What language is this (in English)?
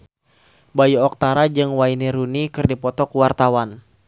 Sundanese